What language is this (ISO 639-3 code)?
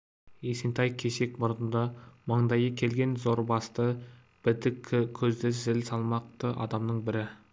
kaz